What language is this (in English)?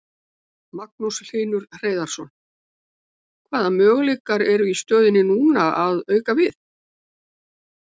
Icelandic